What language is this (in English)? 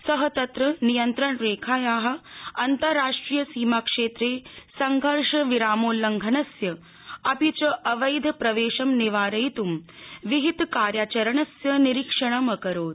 Sanskrit